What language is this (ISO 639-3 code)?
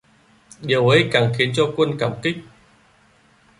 vie